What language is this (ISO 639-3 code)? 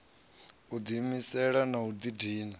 ven